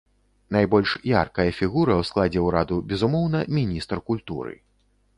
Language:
Belarusian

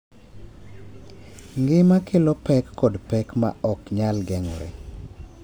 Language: Luo (Kenya and Tanzania)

